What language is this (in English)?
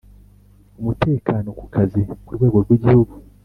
Kinyarwanda